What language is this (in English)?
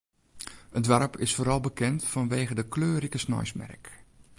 Western Frisian